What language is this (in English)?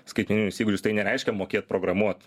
Lithuanian